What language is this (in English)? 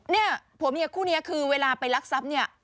Thai